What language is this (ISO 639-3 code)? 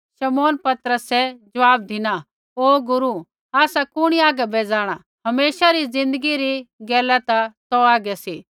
kfx